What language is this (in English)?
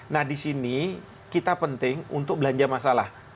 Indonesian